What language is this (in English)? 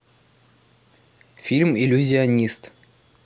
Russian